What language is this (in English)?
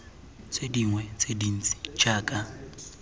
Tswana